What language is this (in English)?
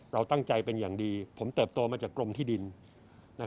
Thai